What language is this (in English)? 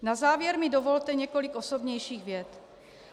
Czech